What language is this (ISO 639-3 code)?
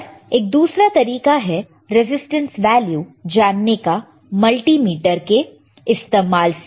hin